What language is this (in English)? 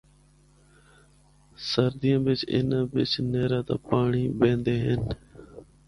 Northern Hindko